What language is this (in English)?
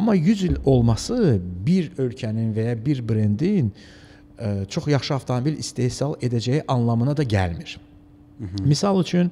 Turkish